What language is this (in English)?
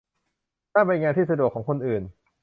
Thai